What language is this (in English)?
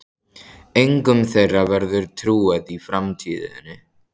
Icelandic